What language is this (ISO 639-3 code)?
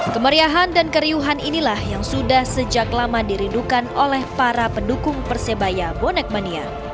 ind